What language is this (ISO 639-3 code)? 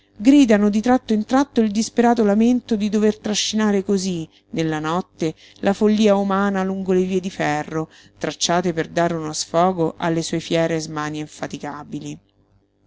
ita